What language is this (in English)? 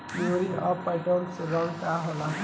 Bhojpuri